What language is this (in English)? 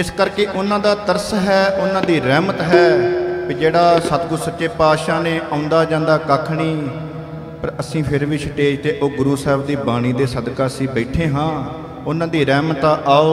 Hindi